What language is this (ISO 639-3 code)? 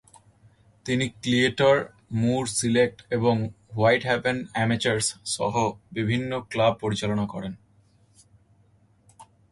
ben